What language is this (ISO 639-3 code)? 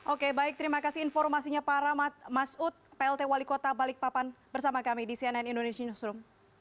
ind